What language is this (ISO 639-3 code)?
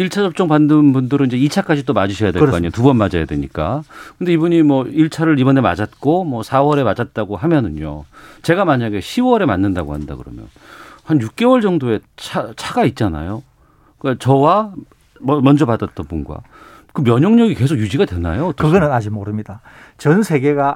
kor